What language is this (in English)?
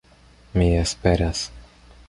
Esperanto